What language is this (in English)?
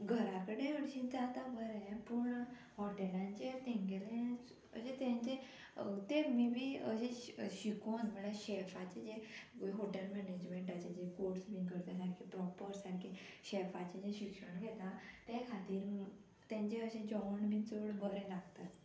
Konkani